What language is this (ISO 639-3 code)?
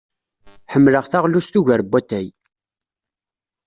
kab